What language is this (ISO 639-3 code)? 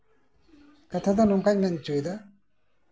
sat